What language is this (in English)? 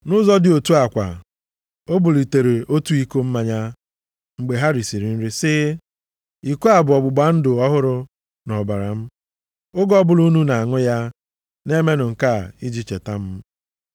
Igbo